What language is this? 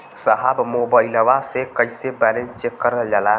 Bhojpuri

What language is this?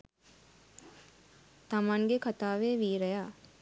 Sinhala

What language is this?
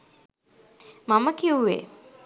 Sinhala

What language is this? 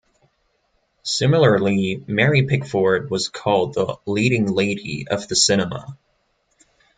English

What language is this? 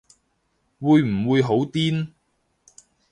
Cantonese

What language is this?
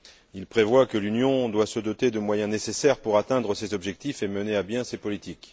French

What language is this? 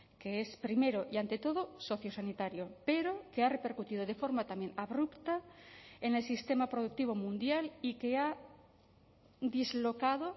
Spanish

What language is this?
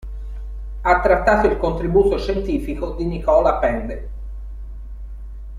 Italian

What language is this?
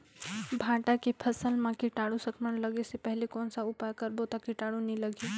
Chhattisgarhi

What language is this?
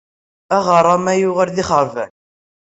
Kabyle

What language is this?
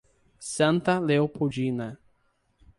Portuguese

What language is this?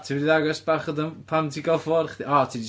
Welsh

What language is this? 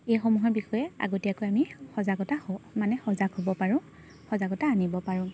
Assamese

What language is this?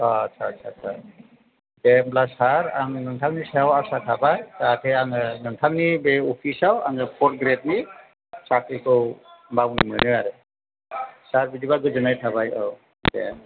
Bodo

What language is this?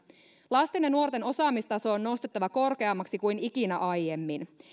Finnish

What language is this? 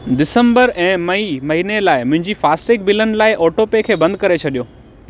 Sindhi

